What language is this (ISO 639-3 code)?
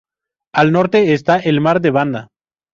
spa